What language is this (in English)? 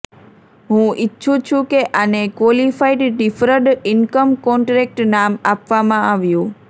Gujarati